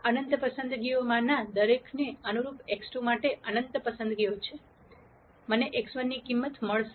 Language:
Gujarati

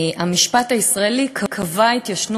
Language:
Hebrew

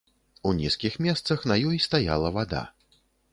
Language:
Belarusian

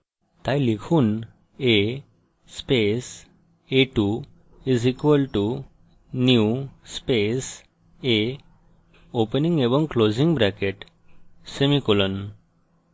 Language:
Bangla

